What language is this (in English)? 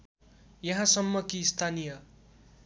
Nepali